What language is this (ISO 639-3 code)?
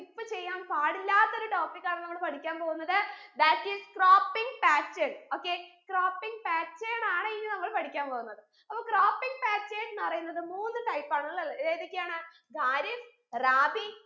mal